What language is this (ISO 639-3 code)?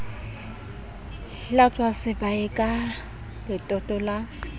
sot